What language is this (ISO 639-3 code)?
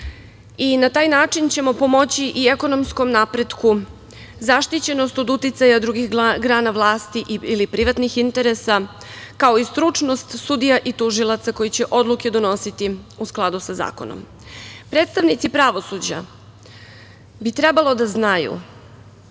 srp